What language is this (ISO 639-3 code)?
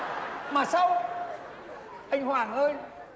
vie